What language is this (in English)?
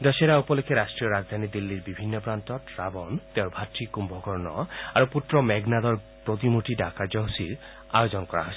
Assamese